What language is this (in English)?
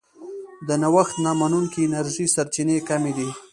Pashto